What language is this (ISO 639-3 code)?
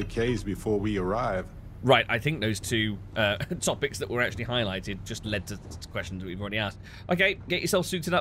eng